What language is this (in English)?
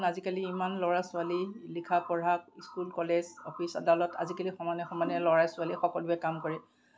Assamese